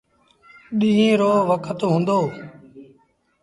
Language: Sindhi Bhil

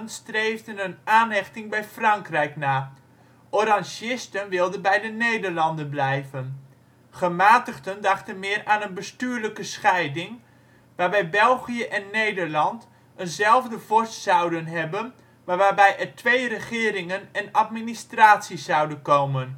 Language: Dutch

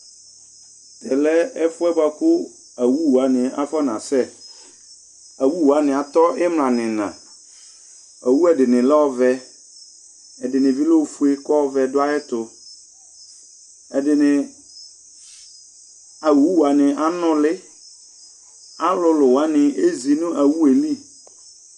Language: Ikposo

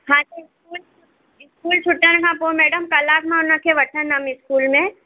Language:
Sindhi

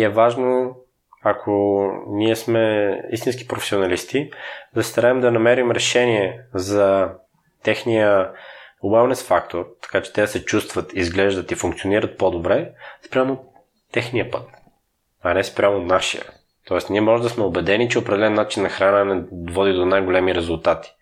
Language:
Bulgarian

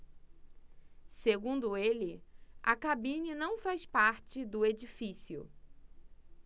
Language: Portuguese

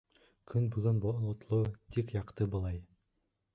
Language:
Bashkir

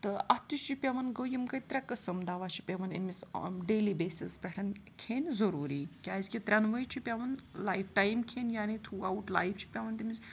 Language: Kashmiri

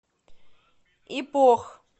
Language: Russian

